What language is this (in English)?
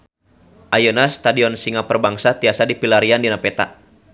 Sundanese